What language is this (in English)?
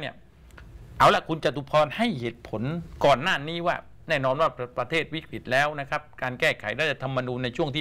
Thai